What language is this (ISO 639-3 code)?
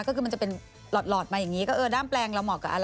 tha